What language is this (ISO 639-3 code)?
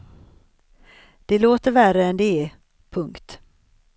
swe